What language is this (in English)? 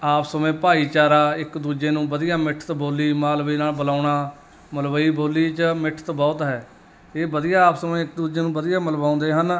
Punjabi